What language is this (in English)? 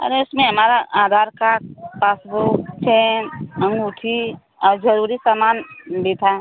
Hindi